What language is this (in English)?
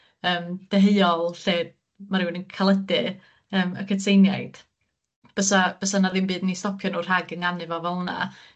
Welsh